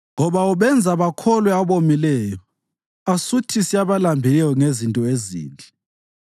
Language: North Ndebele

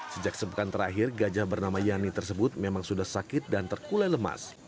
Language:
Indonesian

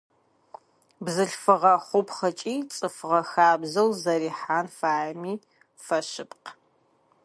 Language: Adyghe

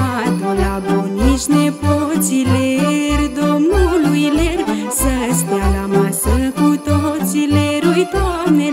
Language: Romanian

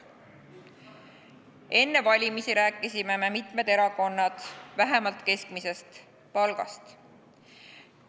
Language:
Estonian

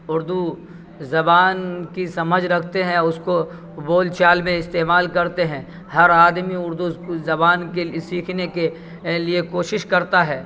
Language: Urdu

